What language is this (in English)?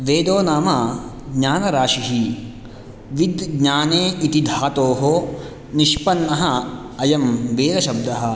Sanskrit